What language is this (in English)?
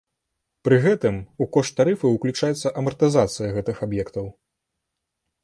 Belarusian